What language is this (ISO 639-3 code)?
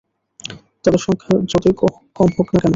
ben